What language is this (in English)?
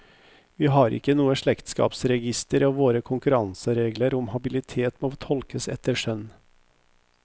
Norwegian